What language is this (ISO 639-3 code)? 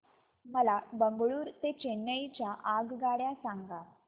mar